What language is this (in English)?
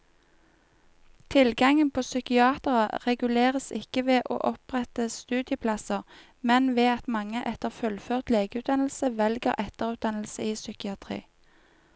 Norwegian